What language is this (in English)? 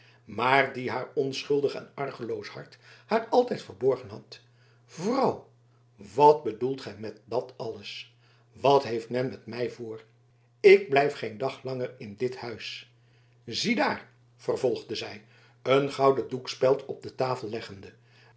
Dutch